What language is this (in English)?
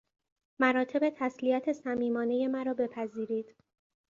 Persian